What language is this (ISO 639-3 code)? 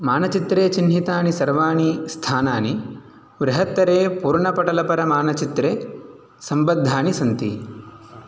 san